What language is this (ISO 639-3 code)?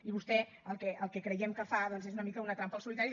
cat